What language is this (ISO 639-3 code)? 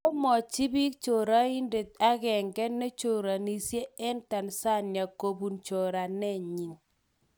kln